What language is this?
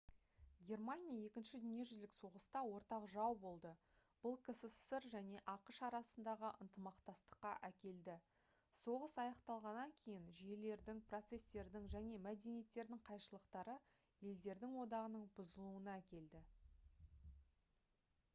Kazakh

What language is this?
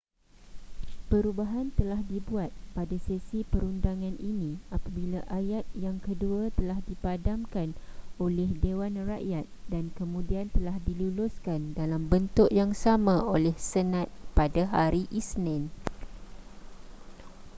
Malay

